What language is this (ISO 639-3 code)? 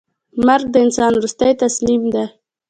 pus